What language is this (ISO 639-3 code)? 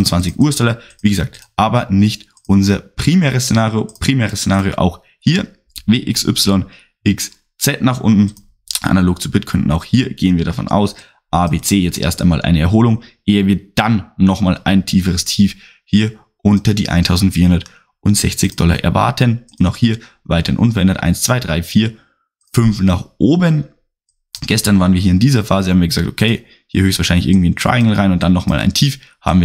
deu